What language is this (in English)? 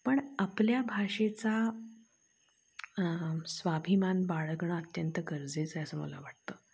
Marathi